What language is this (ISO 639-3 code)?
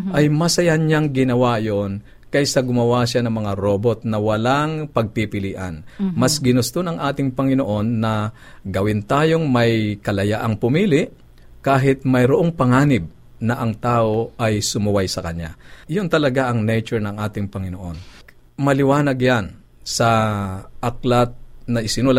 fil